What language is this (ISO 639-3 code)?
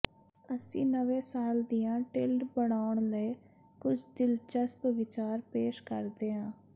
pan